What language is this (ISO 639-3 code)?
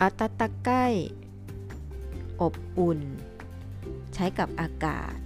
tha